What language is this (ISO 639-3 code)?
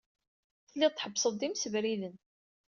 kab